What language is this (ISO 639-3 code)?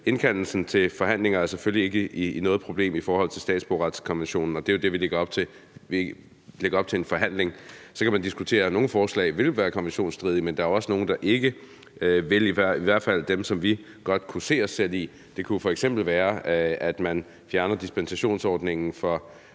dan